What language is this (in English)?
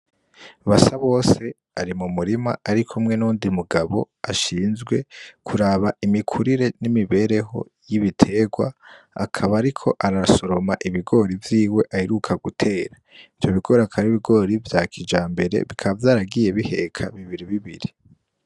Rundi